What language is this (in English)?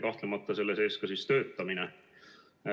Estonian